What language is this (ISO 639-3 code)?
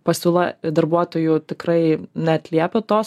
lit